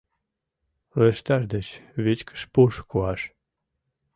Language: Mari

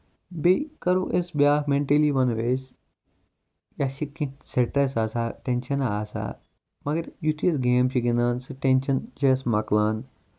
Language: Kashmiri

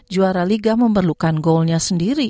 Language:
Indonesian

